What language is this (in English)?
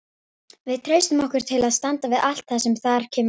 Icelandic